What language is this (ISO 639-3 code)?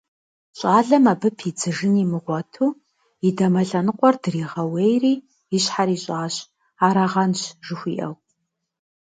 kbd